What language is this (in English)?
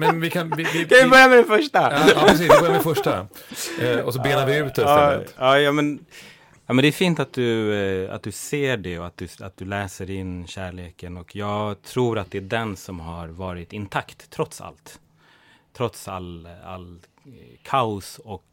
Swedish